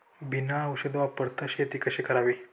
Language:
Marathi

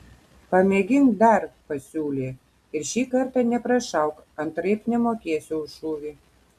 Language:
Lithuanian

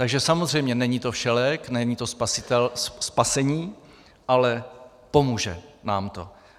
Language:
Czech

